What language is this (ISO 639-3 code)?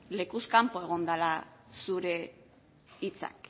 eus